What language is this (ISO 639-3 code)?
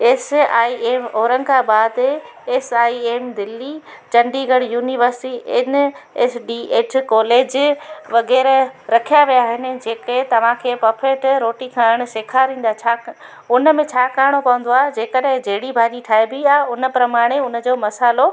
snd